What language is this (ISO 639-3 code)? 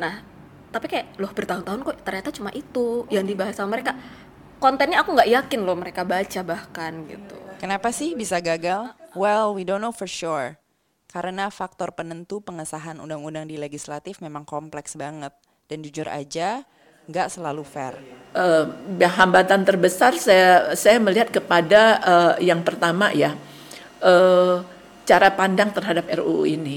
ind